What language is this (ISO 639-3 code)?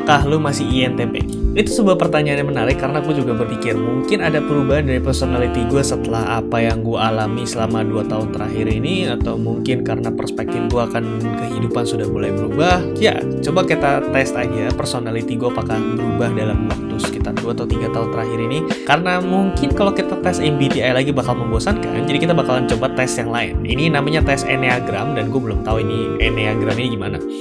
ind